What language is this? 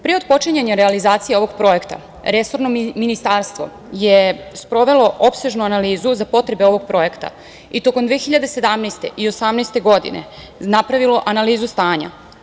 Serbian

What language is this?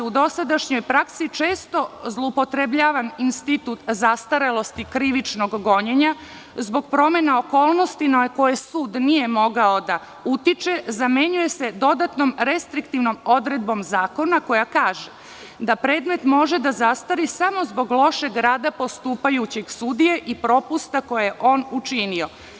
Serbian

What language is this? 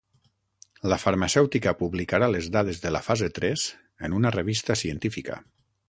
Catalan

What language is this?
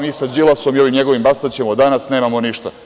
Serbian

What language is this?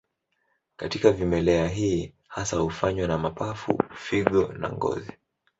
Swahili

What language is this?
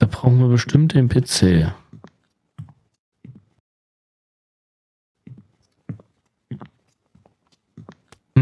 German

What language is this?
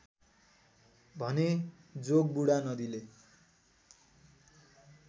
Nepali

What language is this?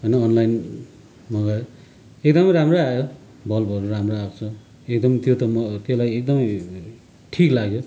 Nepali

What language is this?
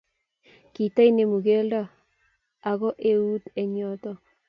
Kalenjin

